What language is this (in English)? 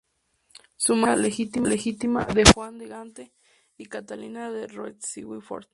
Spanish